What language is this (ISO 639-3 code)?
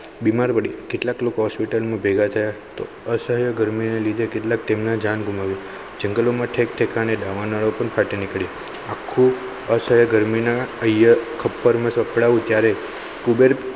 guj